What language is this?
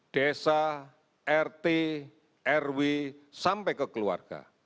Indonesian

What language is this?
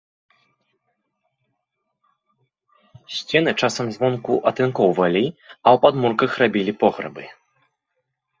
Belarusian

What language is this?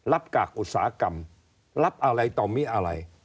Thai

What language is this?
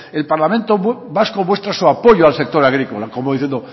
Spanish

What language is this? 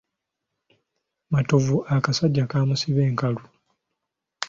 Ganda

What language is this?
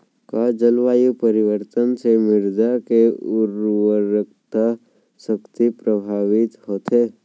Chhattisgarhi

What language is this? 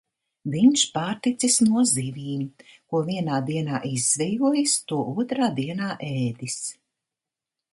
Latvian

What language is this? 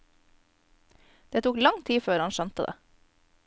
Norwegian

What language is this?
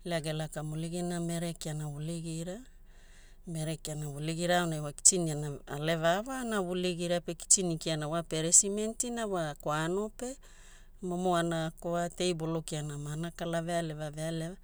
Hula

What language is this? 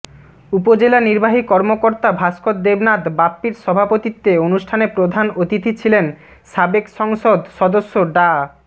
Bangla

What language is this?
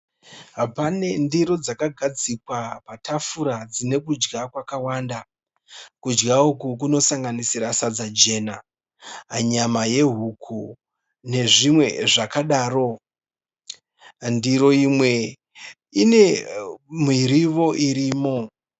Shona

